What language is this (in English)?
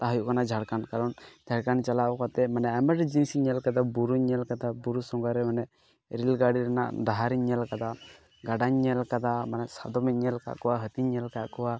Santali